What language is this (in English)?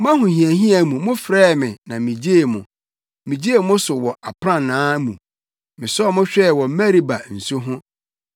Akan